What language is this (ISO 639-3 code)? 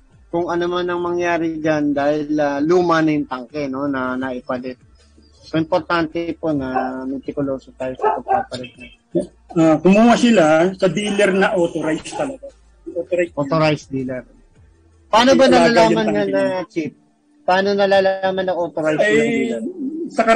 fil